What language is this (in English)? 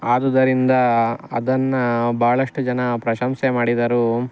Kannada